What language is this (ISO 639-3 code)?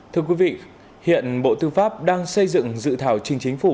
vie